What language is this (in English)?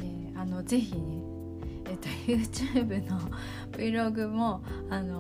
Japanese